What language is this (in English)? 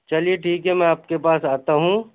Urdu